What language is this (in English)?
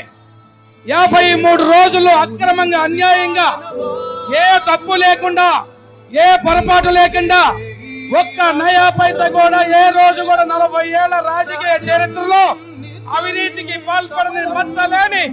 Telugu